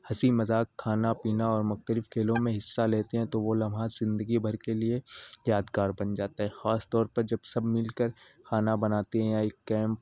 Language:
Urdu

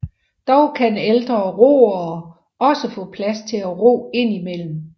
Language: Danish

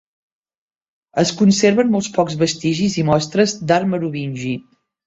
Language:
Catalan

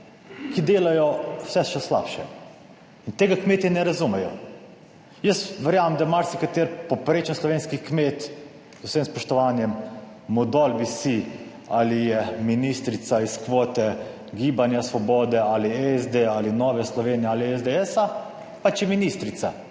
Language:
Slovenian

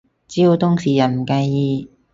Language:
Cantonese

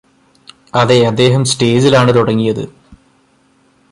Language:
Malayalam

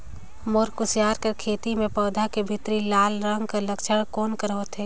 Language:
Chhattisgarhi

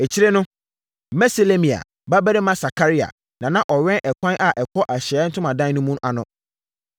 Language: Akan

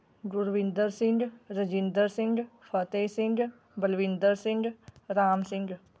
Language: Punjabi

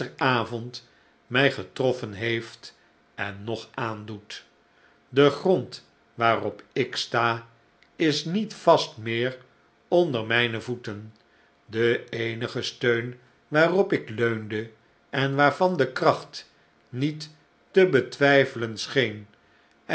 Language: Dutch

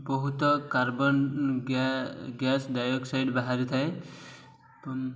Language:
Odia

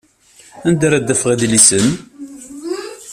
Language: Kabyle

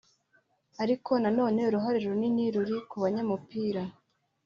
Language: Kinyarwanda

